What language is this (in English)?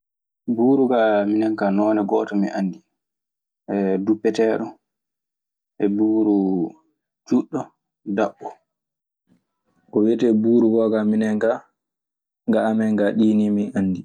Maasina Fulfulde